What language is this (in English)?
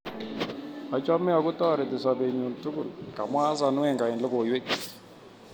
Kalenjin